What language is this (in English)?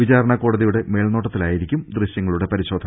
Malayalam